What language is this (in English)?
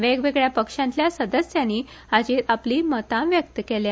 Konkani